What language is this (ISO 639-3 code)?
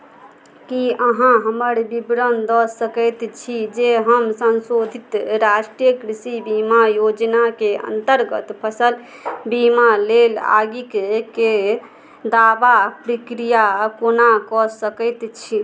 mai